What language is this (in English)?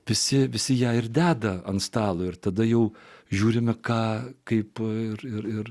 Lithuanian